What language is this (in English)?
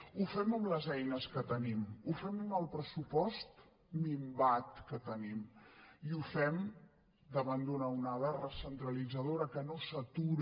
Catalan